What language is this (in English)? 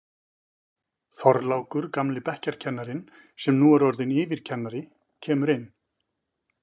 Icelandic